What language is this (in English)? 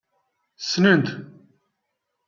Kabyle